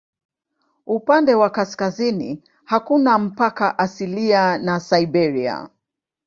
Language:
Swahili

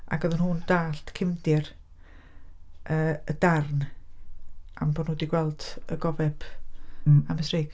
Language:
Welsh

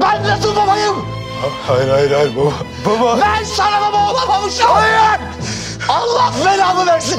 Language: Turkish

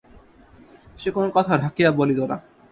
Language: Bangla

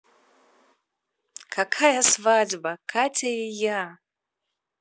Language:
Russian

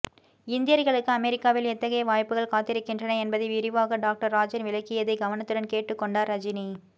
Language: Tamil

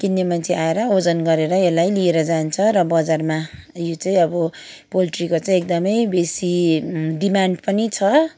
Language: Nepali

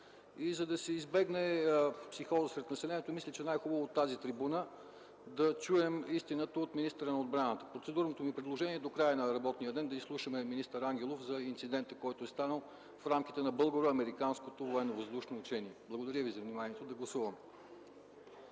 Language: Bulgarian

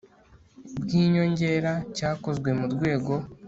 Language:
Kinyarwanda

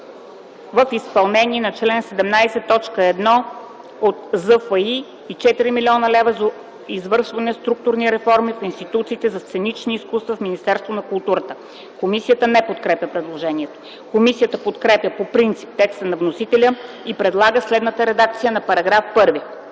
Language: Bulgarian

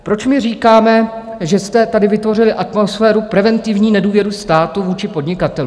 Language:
Czech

